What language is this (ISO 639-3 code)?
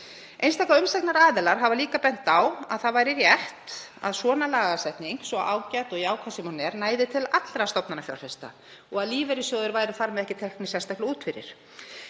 isl